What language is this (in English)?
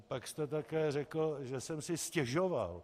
Czech